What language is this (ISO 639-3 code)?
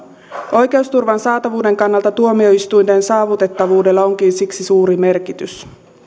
fin